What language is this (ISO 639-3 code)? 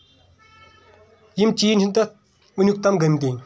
kas